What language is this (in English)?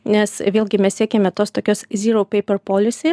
Lithuanian